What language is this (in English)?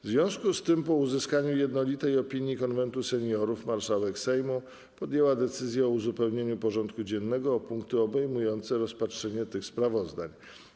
Polish